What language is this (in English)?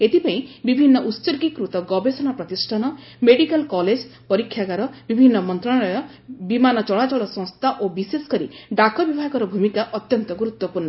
Odia